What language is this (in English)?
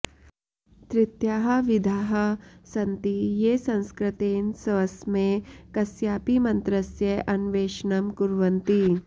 Sanskrit